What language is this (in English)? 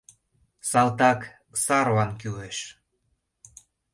Mari